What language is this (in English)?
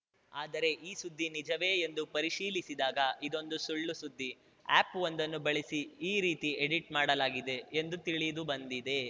Kannada